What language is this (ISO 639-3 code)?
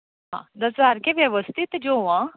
kok